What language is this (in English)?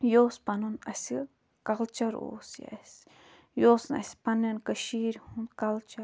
Kashmiri